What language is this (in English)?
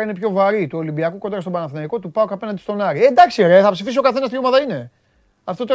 Greek